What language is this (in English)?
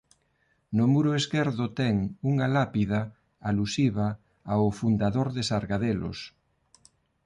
Galician